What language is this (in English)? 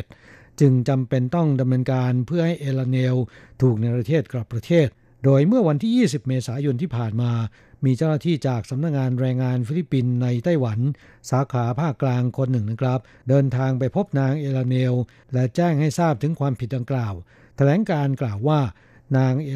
Thai